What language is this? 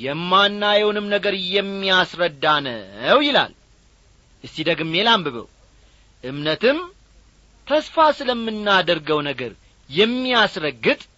Amharic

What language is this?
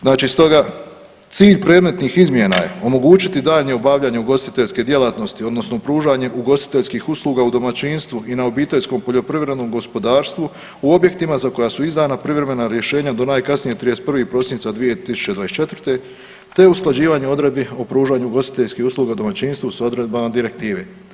Croatian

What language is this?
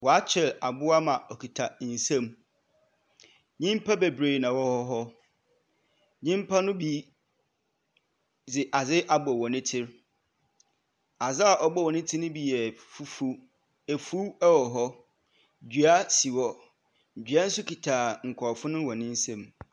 Akan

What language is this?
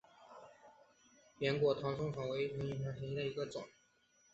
Chinese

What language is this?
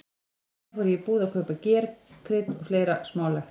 Icelandic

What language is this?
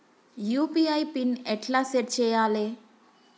Telugu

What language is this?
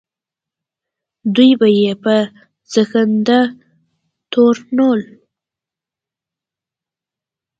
Pashto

